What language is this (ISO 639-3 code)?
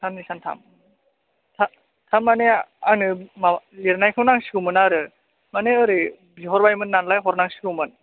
brx